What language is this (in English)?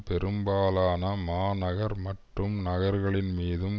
Tamil